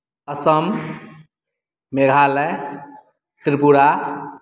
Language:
Maithili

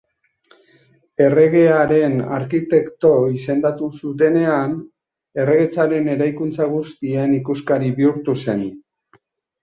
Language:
Basque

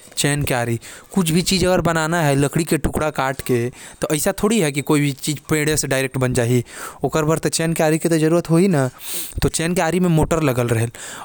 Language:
Korwa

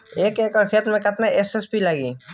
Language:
Bhojpuri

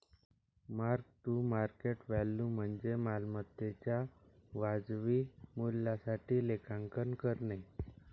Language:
Marathi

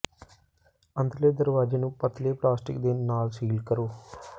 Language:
Punjabi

